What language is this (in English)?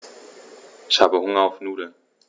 German